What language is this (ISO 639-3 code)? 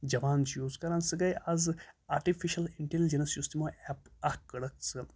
kas